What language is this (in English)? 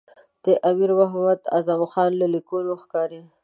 Pashto